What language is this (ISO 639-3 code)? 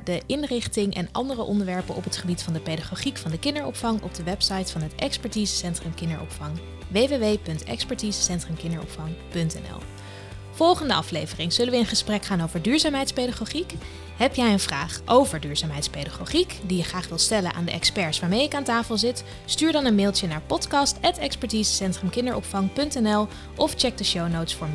nld